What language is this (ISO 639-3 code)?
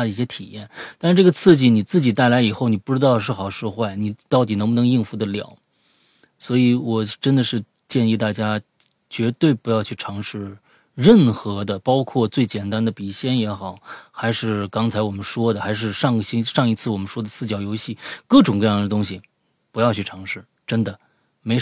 zho